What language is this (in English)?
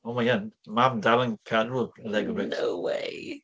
Welsh